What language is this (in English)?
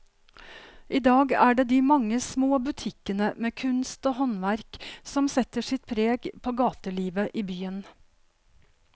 Norwegian